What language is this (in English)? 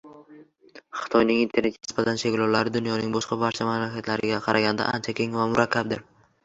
Uzbek